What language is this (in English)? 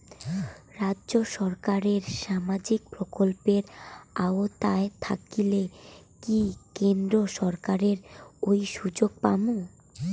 Bangla